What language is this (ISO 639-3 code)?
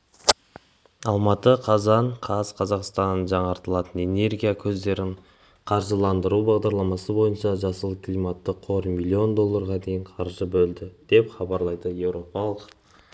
kaz